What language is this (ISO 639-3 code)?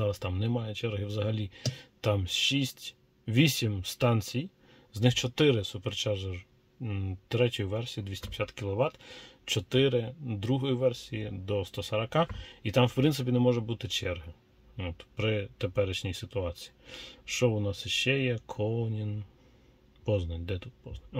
ukr